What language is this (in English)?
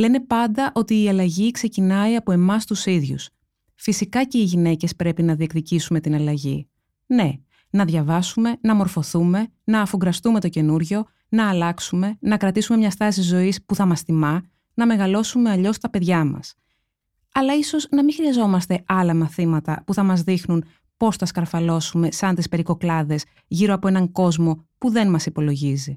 Greek